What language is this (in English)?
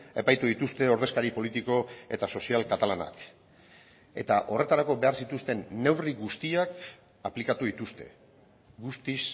Basque